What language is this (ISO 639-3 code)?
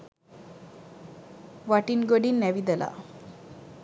sin